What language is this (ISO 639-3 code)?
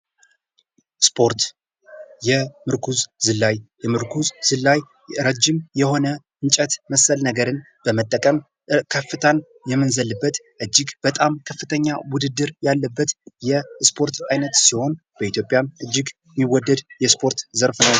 amh